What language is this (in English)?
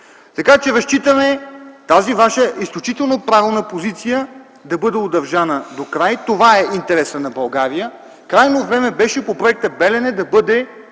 Bulgarian